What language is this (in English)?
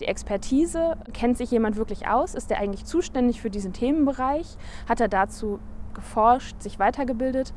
German